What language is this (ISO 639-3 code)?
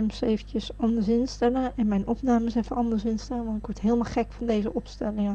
nld